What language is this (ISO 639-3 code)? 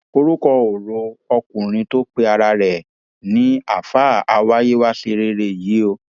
yor